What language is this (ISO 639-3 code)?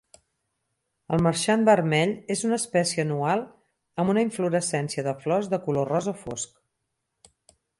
cat